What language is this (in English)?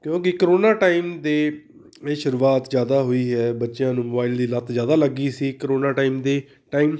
Punjabi